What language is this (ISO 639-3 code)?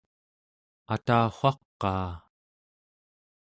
esu